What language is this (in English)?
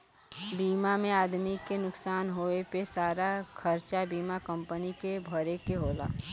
Bhojpuri